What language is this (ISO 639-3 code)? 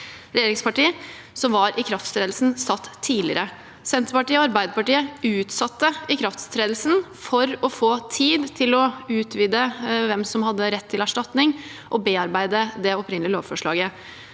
nor